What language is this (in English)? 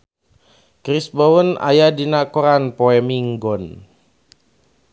Sundanese